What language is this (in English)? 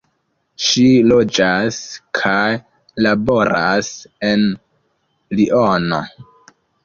Esperanto